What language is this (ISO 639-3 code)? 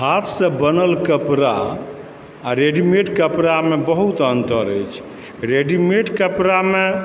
mai